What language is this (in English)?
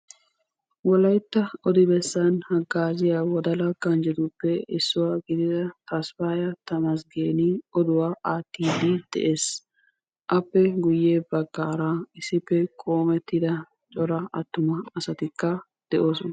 Wolaytta